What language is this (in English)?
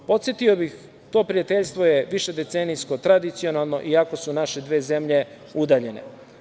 Serbian